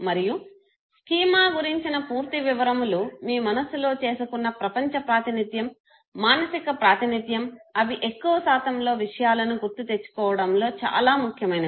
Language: Telugu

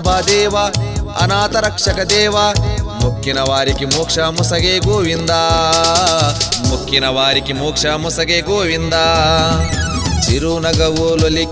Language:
Telugu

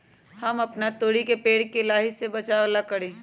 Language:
Magahi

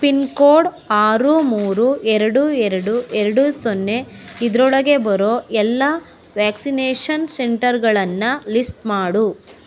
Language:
Kannada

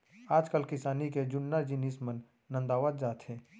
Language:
Chhattisgarhi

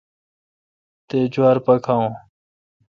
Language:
Kalkoti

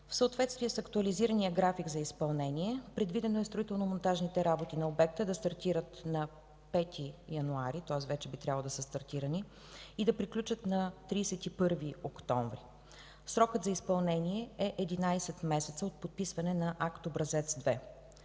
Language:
Bulgarian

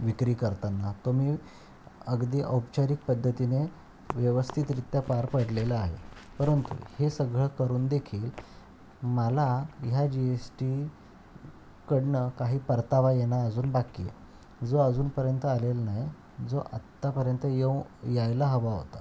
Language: Marathi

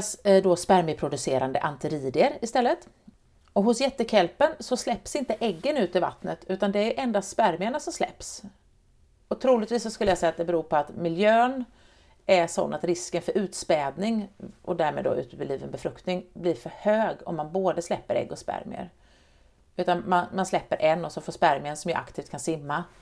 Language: Swedish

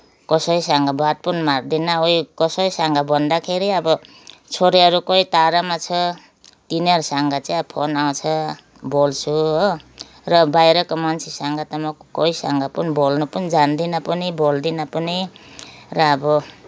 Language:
Nepali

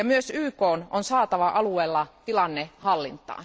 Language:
Finnish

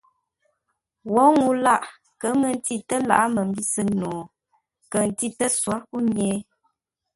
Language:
Ngombale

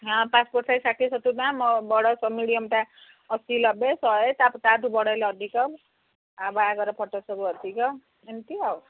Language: Odia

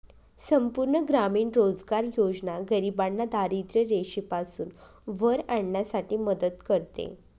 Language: Marathi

